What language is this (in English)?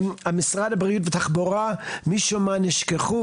Hebrew